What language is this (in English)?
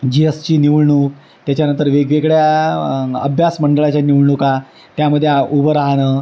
Marathi